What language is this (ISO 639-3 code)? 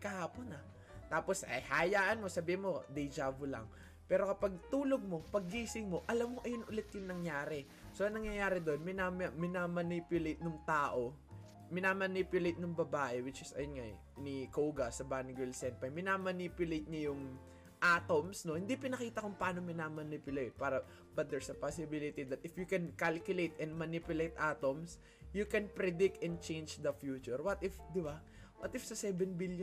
fil